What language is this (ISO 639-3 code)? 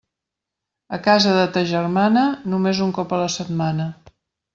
cat